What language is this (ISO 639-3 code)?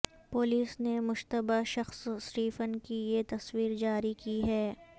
urd